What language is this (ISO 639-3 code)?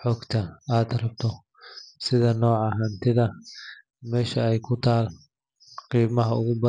som